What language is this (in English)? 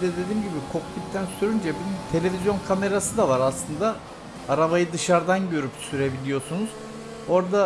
Turkish